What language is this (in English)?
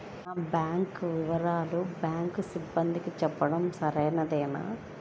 Telugu